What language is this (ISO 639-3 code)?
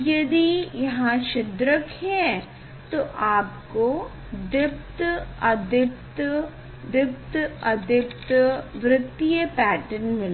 hin